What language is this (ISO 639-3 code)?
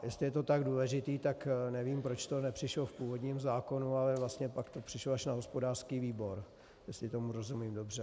ces